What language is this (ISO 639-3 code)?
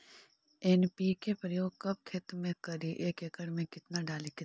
mag